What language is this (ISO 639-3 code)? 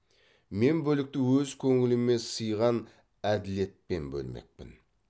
kaz